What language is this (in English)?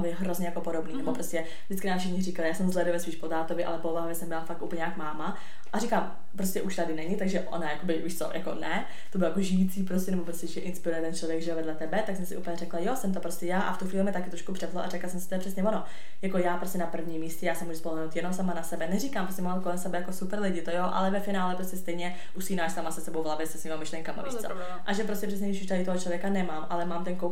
Czech